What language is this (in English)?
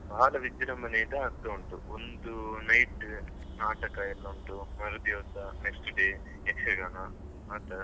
Kannada